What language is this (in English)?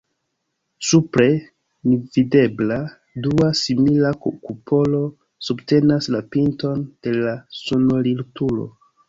Esperanto